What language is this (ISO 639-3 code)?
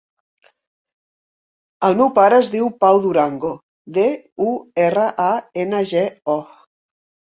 cat